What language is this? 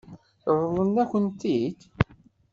Kabyle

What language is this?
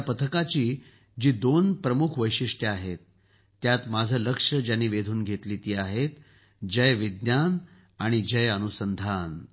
Marathi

